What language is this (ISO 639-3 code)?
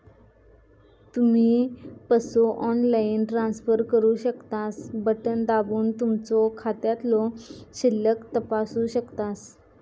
mar